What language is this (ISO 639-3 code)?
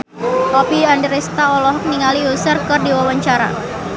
sun